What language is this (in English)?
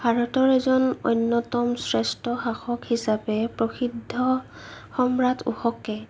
Assamese